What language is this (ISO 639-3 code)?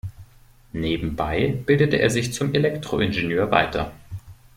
deu